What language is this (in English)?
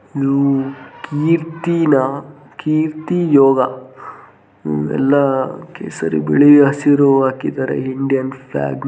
Kannada